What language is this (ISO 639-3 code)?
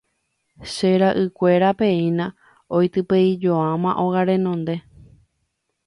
grn